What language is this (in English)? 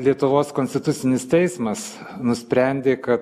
Lithuanian